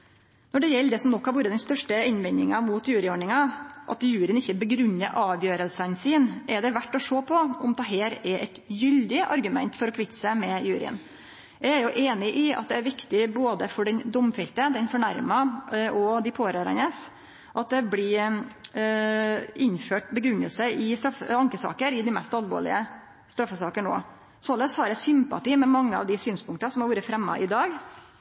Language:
Norwegian Nynorsk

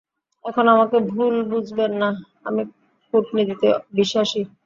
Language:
Bangla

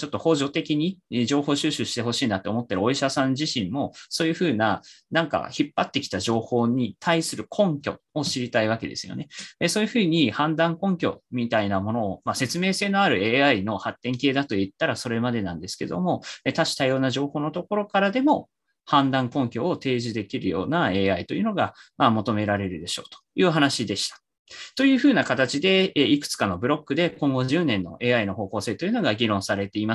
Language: Japanese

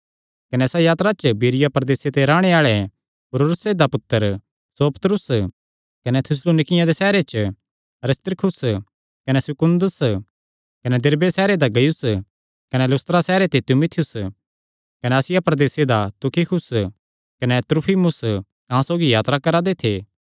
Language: Kangri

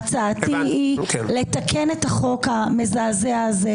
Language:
Hebrew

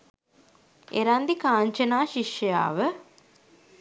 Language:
Sinhala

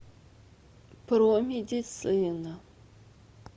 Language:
Russian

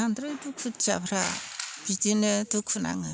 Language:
Bodo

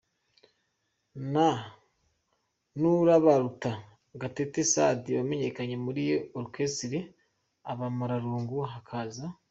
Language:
Kinyarwanda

